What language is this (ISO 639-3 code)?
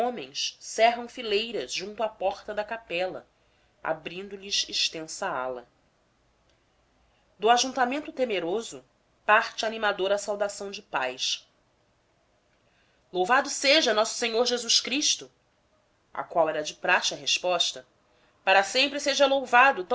por